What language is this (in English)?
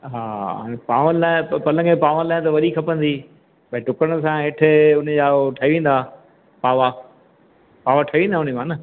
Sindhi